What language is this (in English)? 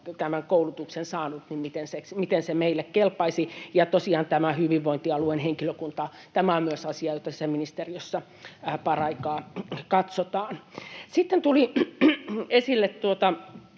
Finnish